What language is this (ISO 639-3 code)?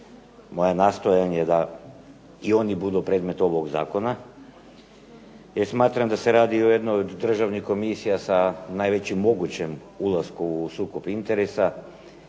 hrv